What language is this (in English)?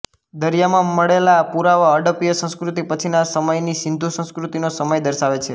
Gujarati